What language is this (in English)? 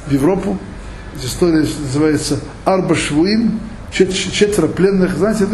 Russian